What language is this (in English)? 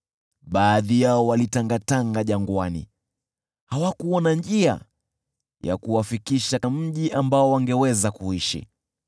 Swahili